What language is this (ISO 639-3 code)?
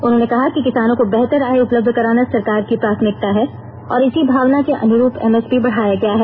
hin